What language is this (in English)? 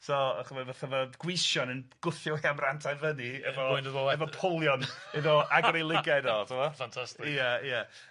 Welsh